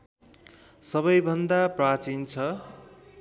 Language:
Nepali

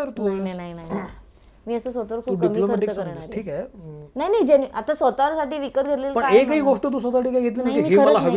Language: Marathi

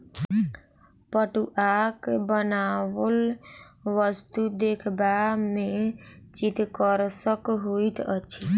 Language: Maithili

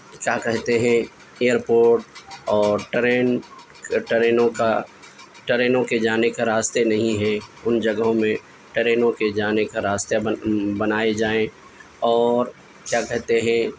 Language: Urdu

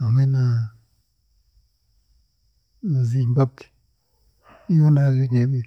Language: Chiga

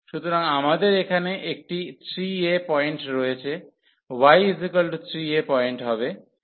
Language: Bangla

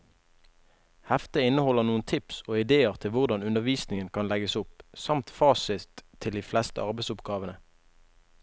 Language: Norwegian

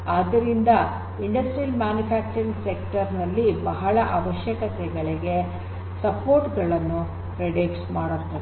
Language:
Kannada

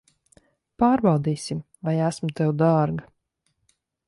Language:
Latvian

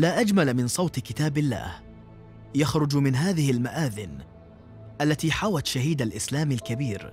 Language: Arabic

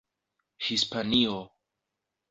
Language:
Esperanto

